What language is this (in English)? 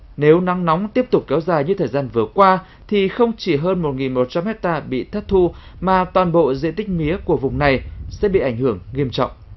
Vietnamese